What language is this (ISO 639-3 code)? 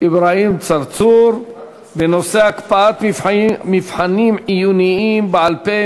heb